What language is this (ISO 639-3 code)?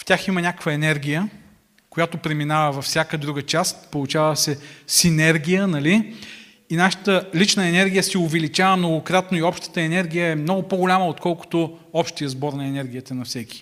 bul